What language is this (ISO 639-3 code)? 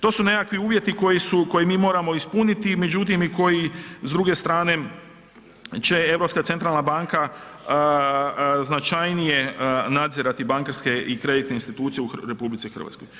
hrv